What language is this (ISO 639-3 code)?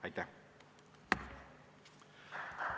est